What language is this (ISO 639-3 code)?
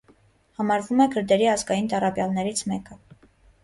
hye